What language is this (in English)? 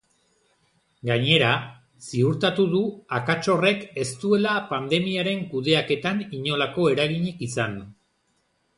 Basque